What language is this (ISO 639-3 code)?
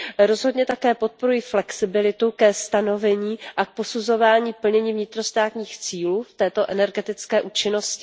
ces